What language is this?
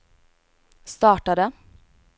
Swedish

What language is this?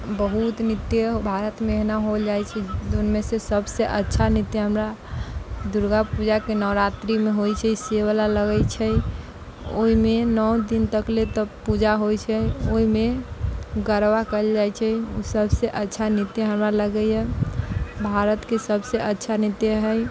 Maithili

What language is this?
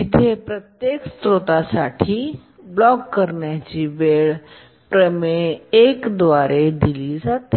Marathi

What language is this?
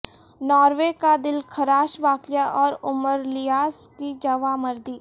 Urdu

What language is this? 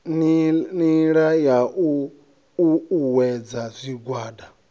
Venda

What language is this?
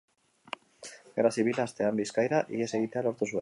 Basque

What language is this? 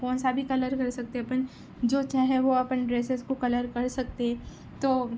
Urdu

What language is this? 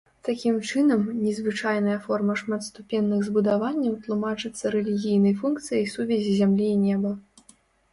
Belarusian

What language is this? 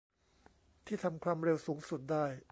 Thai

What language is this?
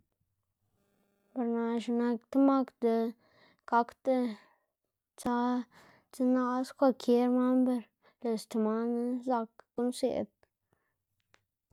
Xanaguía Zapotec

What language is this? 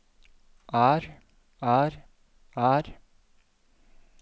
Norwegian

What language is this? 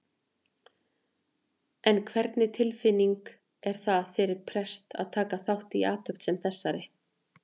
Icelandic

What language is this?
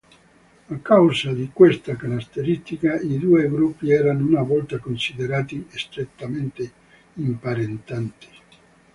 Italian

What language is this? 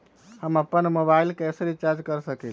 Magahi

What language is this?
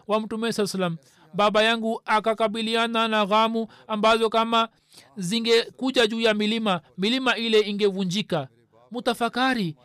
Swahili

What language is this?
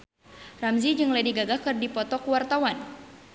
Sundanese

